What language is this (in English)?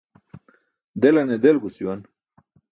Burushaski